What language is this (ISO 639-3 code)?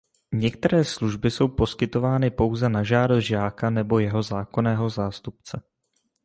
ces